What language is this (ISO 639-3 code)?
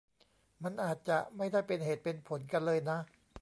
tha